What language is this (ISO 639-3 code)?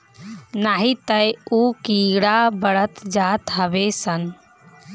bho